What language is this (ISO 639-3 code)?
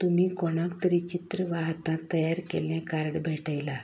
kok